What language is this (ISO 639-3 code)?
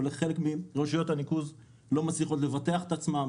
heb